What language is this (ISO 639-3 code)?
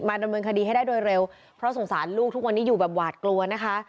tha